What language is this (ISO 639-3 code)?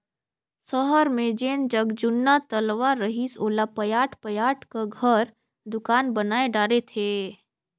hne